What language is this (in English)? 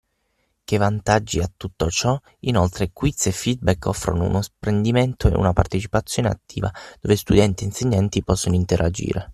Italian